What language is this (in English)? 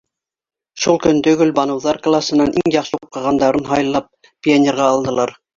Bashkir